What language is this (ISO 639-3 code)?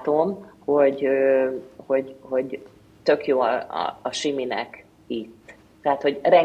hun